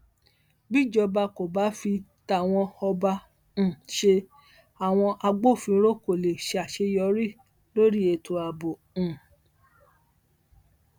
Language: Yoruba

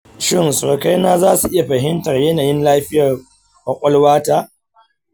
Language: Hausa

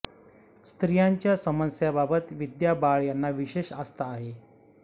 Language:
Marathi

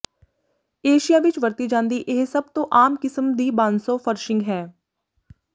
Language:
Punjabi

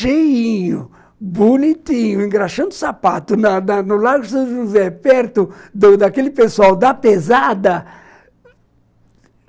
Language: Portuguese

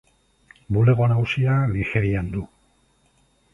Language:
Basque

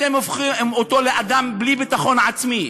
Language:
Hebrew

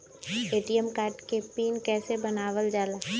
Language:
Magahi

